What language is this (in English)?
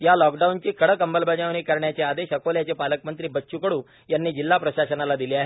Marathi